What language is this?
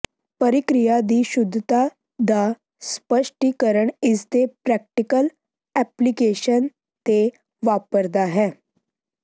Punjabi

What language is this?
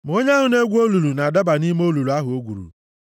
Igbo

